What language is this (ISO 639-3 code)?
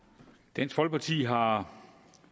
dan